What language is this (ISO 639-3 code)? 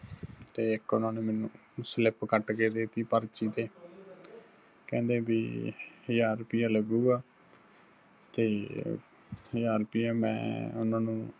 pan